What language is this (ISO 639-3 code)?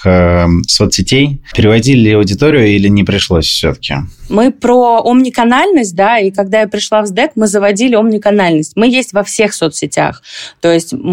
rus